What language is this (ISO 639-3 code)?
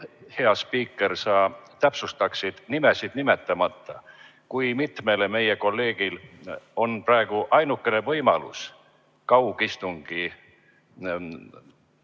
est